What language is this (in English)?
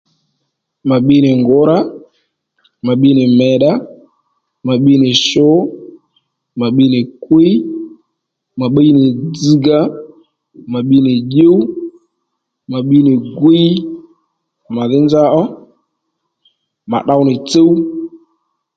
Lendu